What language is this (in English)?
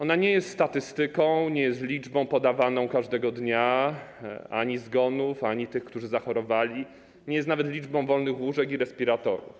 Polish